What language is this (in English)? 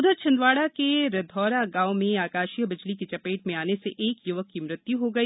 Hindi